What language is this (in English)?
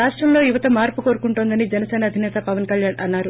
Telugu